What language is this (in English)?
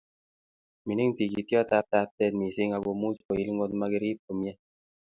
Kalenjin